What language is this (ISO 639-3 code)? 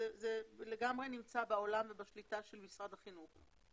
heb